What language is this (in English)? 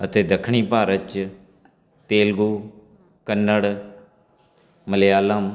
Punjabi